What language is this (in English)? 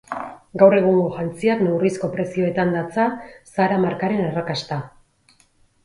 Basque